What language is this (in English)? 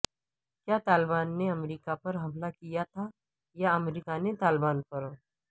Urdu